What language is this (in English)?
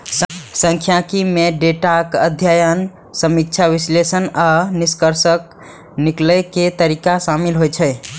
Maithili